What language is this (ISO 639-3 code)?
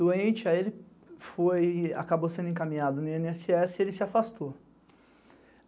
por